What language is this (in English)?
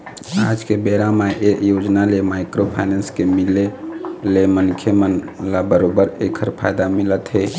Chhattisgarhi